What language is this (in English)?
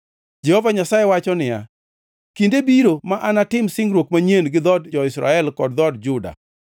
Luo (Kenya and Tanzania)